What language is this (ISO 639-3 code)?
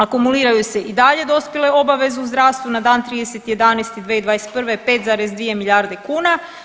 hrv